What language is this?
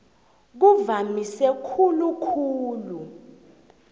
South Ndebele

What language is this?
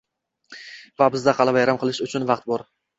Uzbek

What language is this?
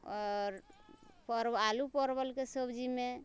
Maithili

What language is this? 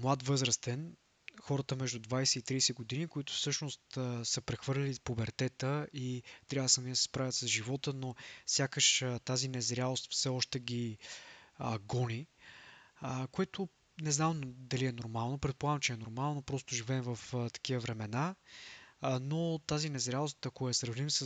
Bulgarian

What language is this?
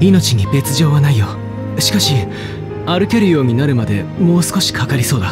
Japanese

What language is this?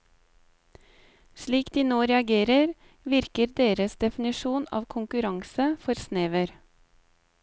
Norwegian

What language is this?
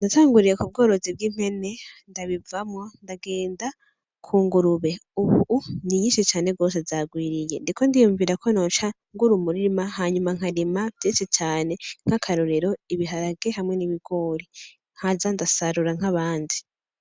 Rundi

